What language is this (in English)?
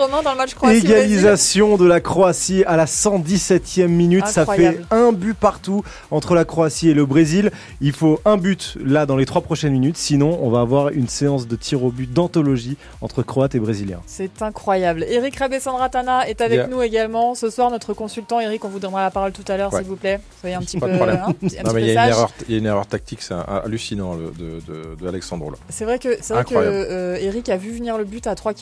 French